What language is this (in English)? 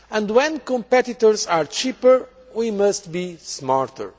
English